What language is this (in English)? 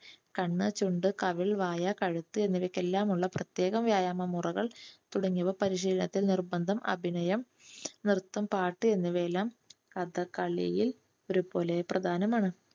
Malayalam